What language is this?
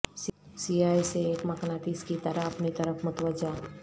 Urdu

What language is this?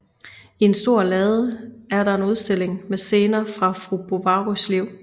Danish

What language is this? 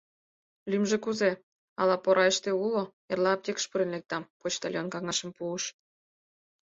Mari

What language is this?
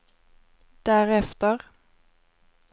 Swedish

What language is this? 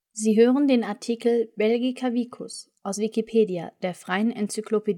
German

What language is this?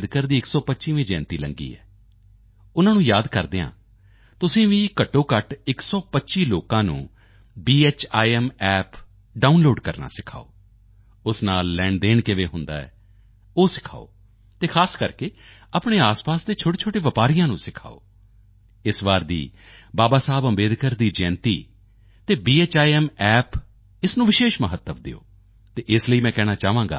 Punjabi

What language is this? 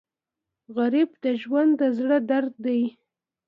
Pashto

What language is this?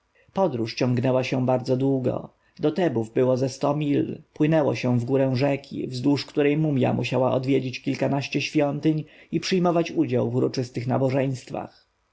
Polish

